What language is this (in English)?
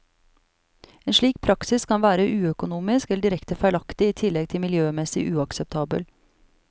Norwegian